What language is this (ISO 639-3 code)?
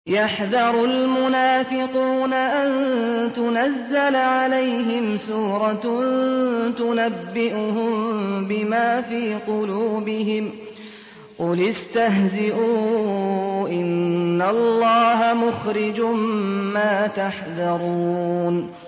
ara